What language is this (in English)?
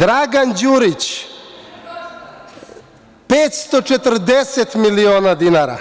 Serbian